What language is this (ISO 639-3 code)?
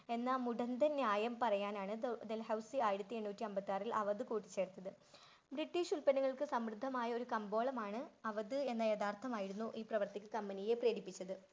mal